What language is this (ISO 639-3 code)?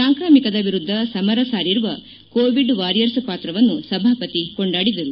kan